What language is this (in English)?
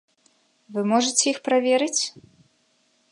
Belarusian